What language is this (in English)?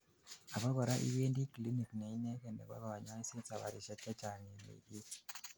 Kalenjin